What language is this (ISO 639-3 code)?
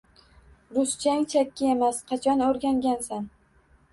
uzb